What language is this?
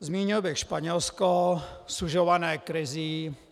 Czech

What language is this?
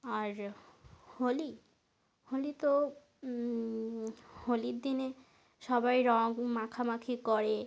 Bangla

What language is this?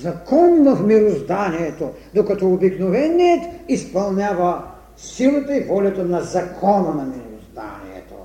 Bulgarian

